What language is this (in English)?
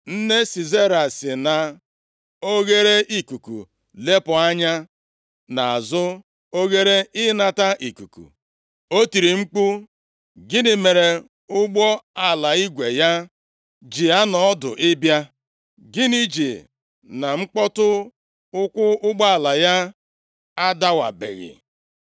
Igbo